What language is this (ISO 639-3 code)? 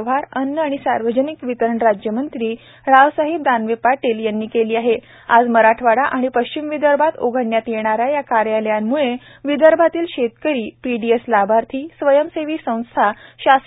mar